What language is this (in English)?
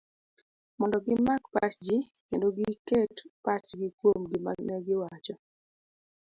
Luo (Kenya and Tanzania)